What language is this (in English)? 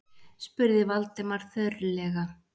Icelandic